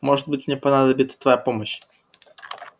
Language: Russian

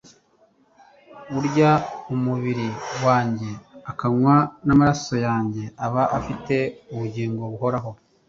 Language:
Kinyarwanda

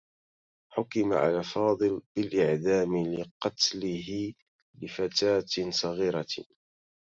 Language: Arabic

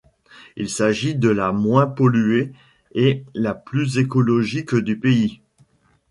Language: French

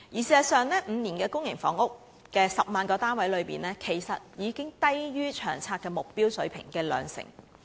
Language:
Cantonese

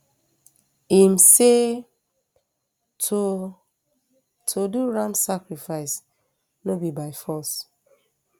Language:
Nigerian Pidgin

